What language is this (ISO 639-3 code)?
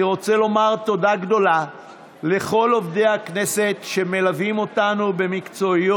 heb